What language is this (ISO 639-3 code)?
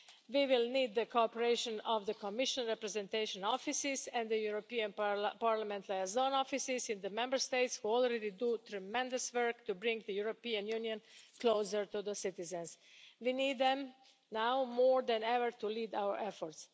eng